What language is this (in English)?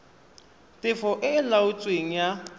Tswana